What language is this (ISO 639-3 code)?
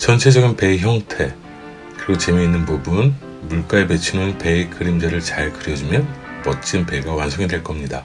kor